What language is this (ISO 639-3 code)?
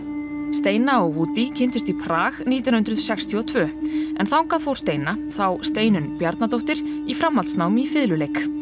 isl